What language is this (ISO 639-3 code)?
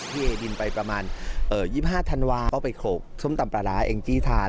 tha